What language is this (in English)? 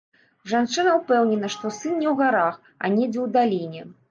Belarusian